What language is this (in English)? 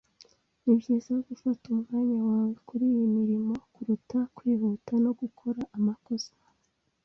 Kinyarwanda